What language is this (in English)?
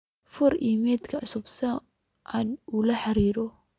Somali